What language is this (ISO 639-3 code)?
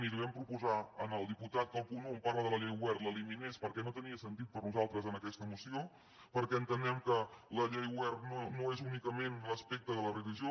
cat